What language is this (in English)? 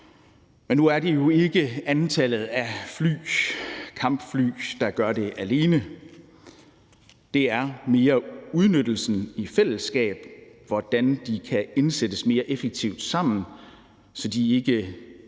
Danish